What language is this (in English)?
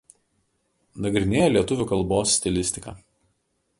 Lithuanian